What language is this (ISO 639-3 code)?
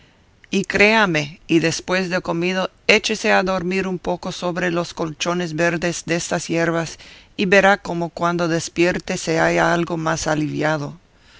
spa